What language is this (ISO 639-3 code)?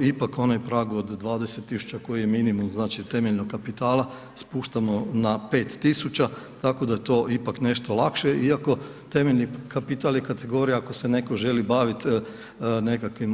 hrv